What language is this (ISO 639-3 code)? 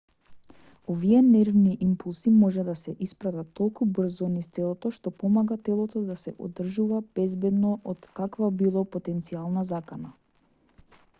mkd